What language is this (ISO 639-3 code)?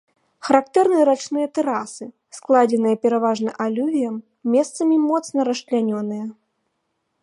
bel